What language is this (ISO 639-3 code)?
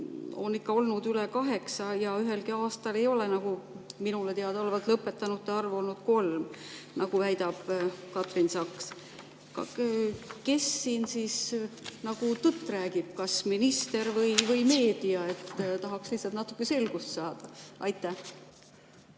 est